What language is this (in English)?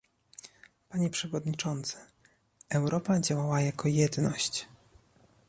Polish